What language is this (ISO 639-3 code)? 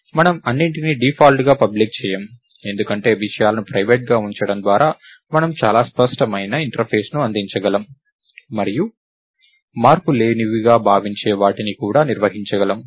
tel